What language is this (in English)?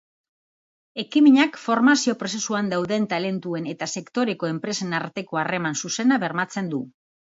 Basque